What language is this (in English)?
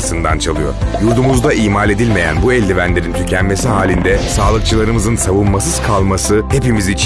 Turkish